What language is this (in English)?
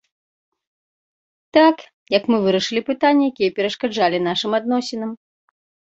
Belarusian